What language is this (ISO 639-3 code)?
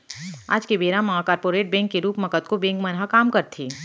hne